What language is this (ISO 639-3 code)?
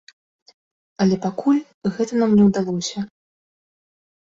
bel